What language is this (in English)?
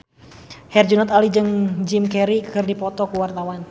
Sundanese